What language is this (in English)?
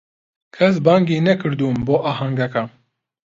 Central Kurdish